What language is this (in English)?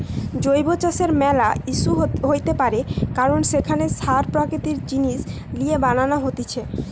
Bangla